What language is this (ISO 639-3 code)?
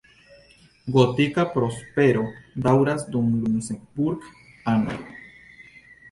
epo